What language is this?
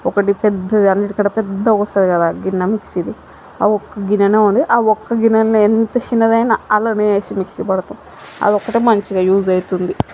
Telugu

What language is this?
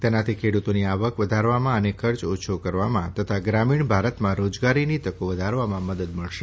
Gujarati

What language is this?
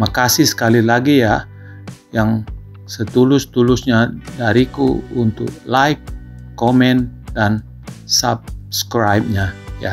Indonesian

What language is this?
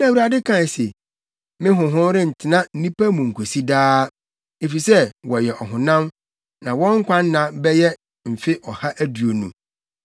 Akan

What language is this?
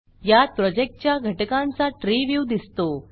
Marathi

